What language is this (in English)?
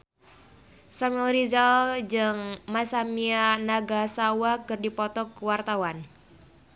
Sundanese